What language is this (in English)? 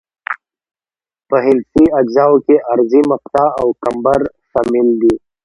Pashto